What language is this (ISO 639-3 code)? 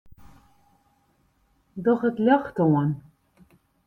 fry